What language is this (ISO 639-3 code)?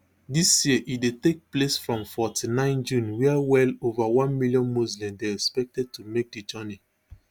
pcm